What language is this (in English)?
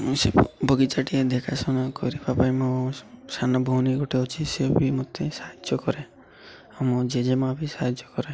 Odia